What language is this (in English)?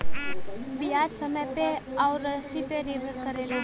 Bhojpuri